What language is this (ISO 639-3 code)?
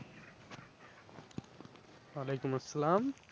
ben